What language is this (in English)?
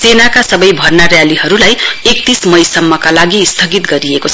Nepali